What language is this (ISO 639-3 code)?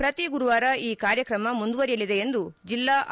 kan